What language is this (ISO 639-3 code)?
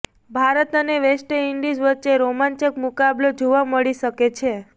guj